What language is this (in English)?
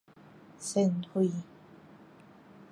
Min Nan Chinese